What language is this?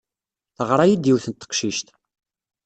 Kabyle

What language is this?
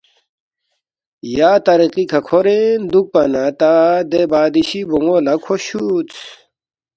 Balti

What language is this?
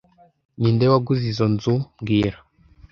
Kinyarwanda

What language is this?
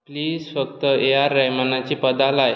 Konkani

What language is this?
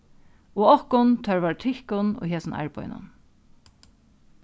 Faroese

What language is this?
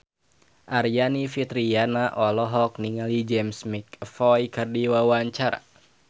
Sundanese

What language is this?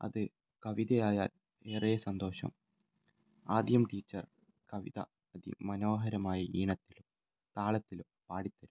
Malayalam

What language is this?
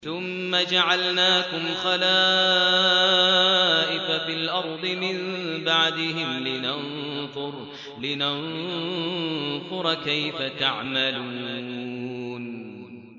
Arabic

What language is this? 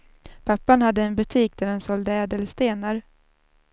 Swedish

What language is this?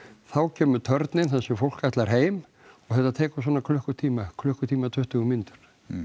Icelandic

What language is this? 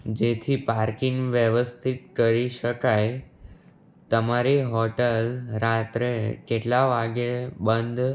Gujarati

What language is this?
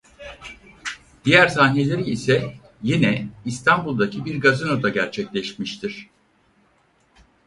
Turkish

